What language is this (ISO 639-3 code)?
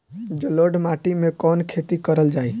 bho